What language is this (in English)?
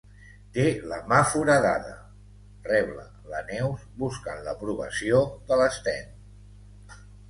Catalan